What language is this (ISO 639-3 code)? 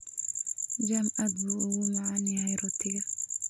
som